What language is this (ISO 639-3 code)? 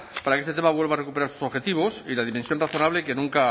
spa